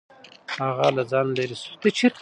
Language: Pashto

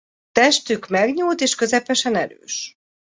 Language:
Hungarian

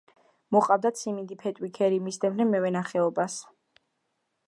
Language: Georgian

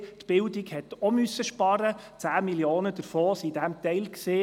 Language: Swiss German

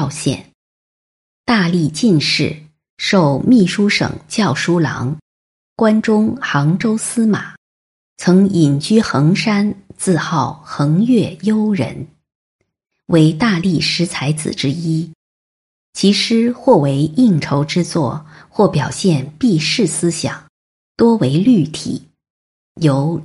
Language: Chinese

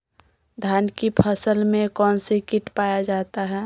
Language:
Magahi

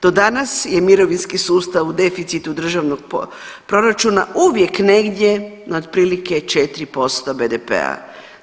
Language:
Croatian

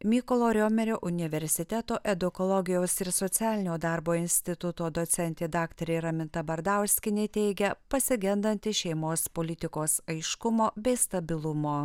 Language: Lithuanian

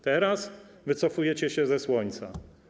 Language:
Polish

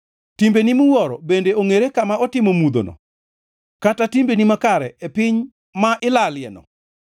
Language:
Luo (Kenya and Tanzania)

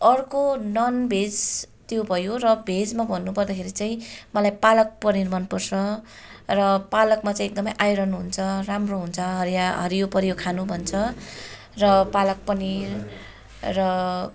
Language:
Nepali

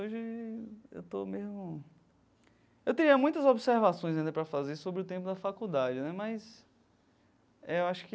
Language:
Portuguese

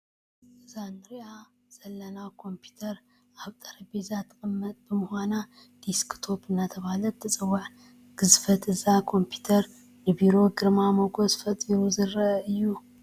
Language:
Tigrinya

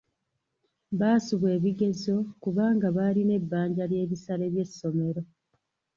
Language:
Ganda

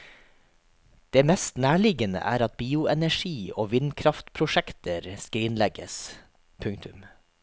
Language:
Norwegian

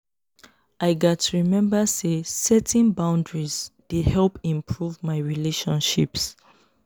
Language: Nigerian Pidgin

